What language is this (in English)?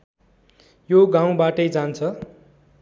Nepali